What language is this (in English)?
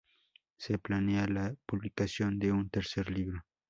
Spanish